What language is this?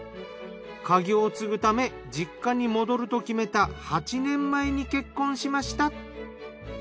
Japanese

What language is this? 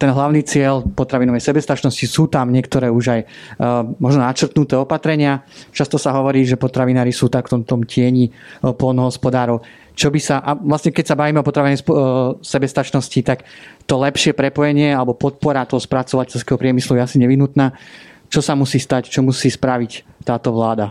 Slovak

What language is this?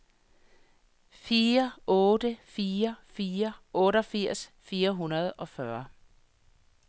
Danish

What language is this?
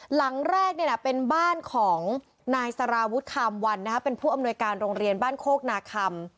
Thai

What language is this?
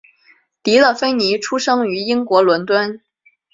Chinese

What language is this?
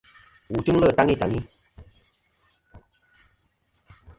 Kom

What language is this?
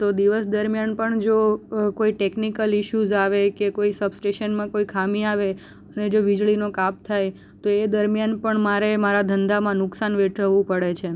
Gujarati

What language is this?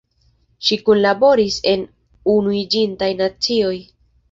Esperanto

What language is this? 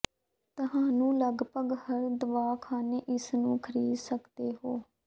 Punjabi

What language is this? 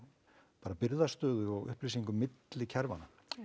Icelandic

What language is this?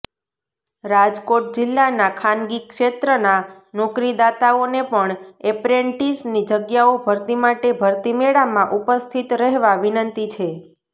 Gujarati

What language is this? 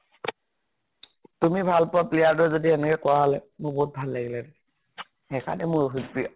Assamese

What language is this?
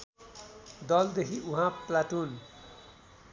Nepali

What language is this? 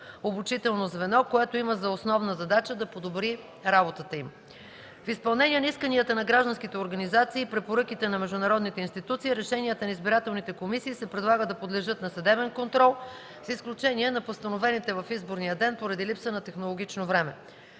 Bulgarian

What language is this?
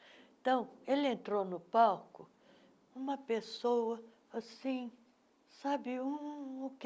Portuguese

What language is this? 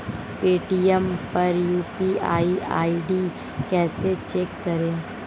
Hindi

